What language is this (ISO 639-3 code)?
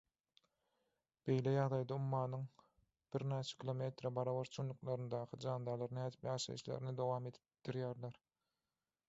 tuk